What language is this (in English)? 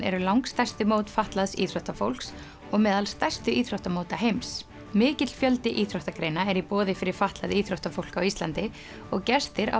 Icelandic